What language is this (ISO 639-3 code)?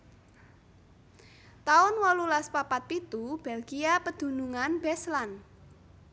jav